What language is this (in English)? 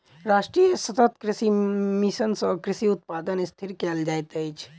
Maithili